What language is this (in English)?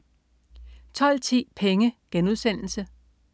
Danish